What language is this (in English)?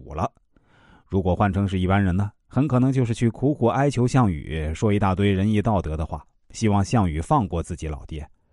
Chinese